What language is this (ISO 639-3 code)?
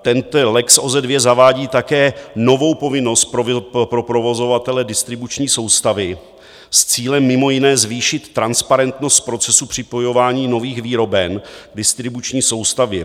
ces